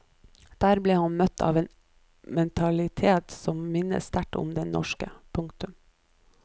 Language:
Norwegian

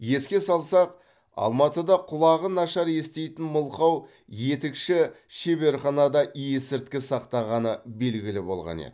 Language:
Kazakh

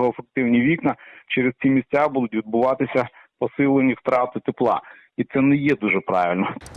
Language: Ukrainian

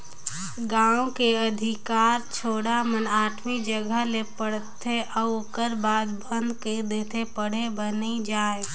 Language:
Chhattisgarhi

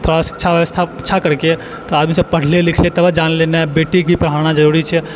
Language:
Maithili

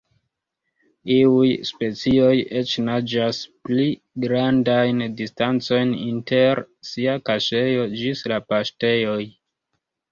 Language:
Esperanto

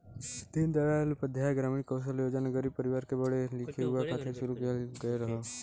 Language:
Bhojpuri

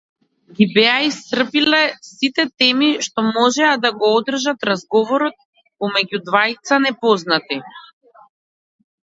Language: Macedonian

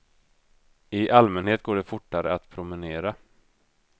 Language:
Swedish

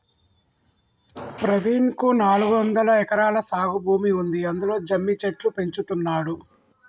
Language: Telugu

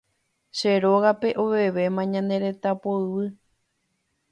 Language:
Guarani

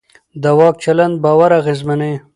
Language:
Pashto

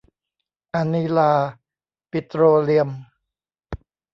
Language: Thai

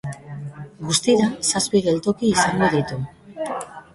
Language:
Basque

